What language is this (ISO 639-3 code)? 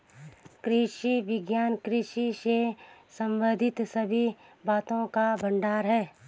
hin